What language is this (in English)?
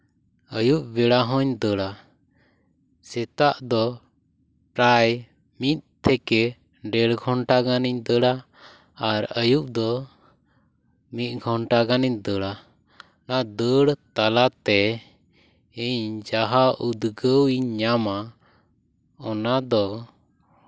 Santali